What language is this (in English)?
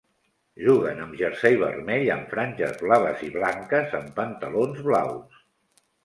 Catalan